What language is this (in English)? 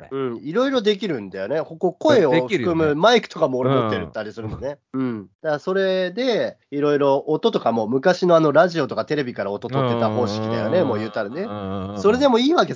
Japanese